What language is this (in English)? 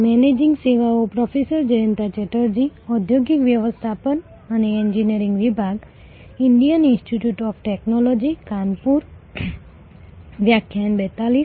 Gujarati